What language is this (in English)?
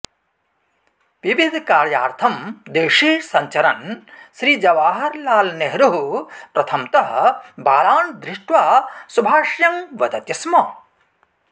Sanskrit